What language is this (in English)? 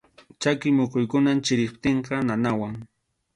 Arequipa-La Unión Quechua